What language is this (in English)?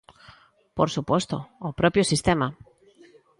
Galician